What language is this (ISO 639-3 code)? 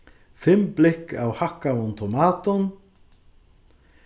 fao